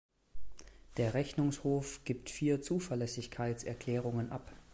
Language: German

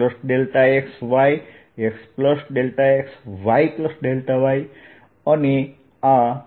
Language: Gujarati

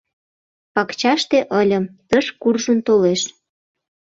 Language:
Mari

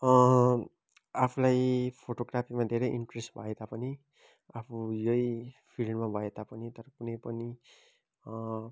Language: Nepali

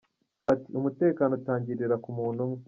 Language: Kinyarwanda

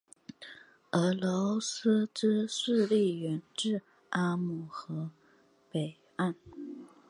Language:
Chinese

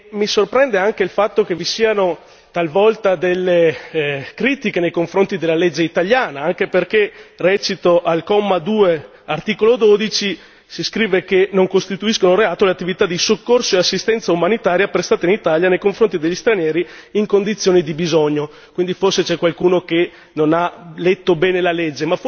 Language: Italian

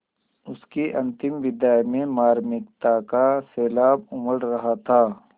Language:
Hindi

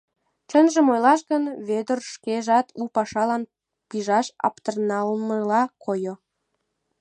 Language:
Mari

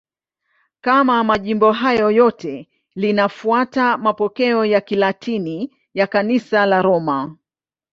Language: Swahili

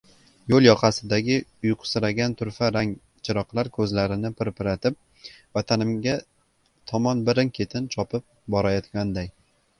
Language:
Uzbek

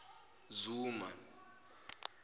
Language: Zulu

